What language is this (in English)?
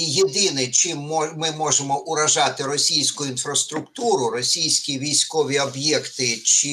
Ukrainian